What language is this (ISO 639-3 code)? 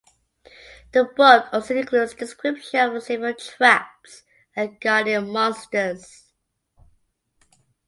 eng